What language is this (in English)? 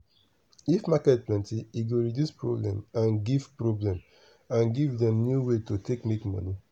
Nigerian Pidgin